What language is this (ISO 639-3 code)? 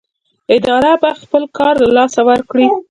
pus